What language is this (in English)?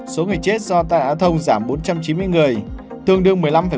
Vietnamese